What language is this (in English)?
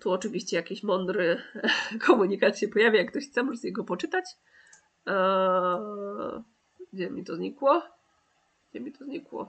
Polish